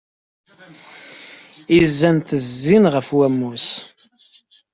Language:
Kabyle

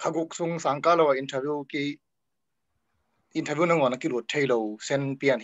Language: Thai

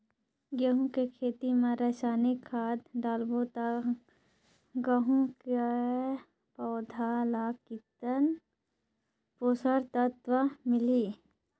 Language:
Chhattisgarhi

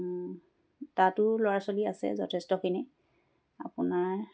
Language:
Assamese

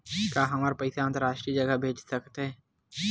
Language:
Chhattisgarhi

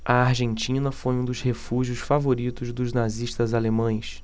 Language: Portuguese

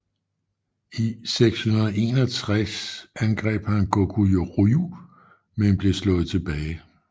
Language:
Danish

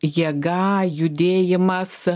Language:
Lithuanian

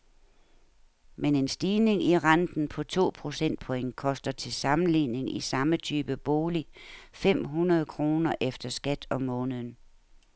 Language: Danish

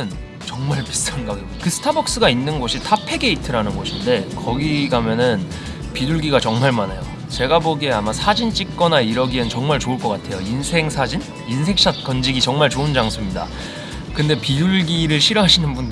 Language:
Korean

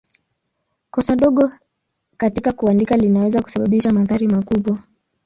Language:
Swahili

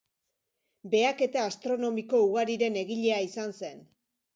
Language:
Basque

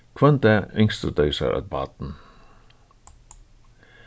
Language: Faroese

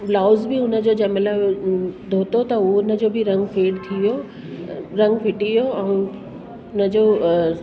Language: Sindhi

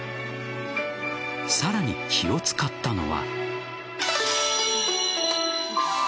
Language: Japanese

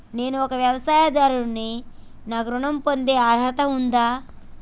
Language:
Telugu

